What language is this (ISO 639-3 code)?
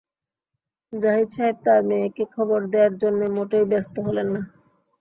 ben